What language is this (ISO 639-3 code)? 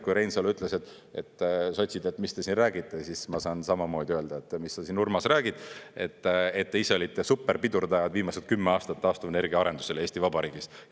est